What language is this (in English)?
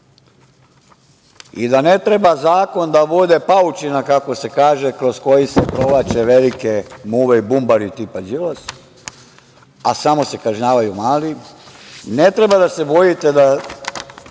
Serbian